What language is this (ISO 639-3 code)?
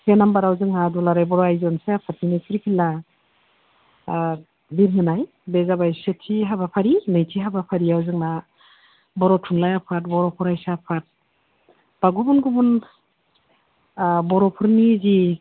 brx